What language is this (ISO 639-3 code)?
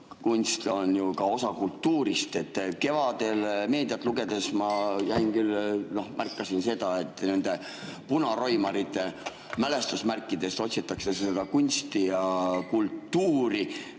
est